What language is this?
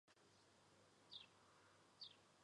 Chinese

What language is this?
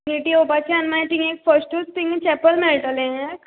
Konkani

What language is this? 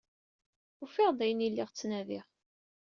Kabyle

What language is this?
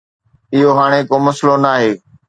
Sindhi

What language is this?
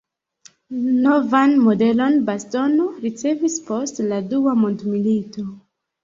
Esperanto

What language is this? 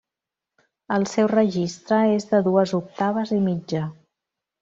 Catalan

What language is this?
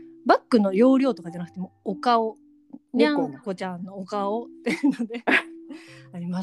Japanese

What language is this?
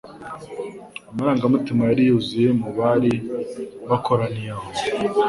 Kinyarwanda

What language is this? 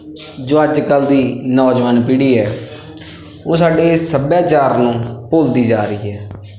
Punjabi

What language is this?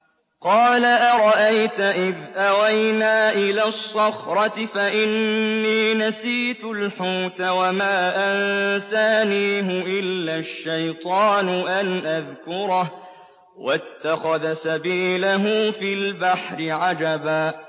Arabic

